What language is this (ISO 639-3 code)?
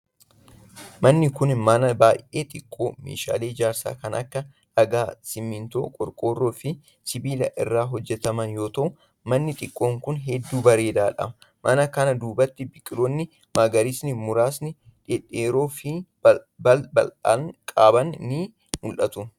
orm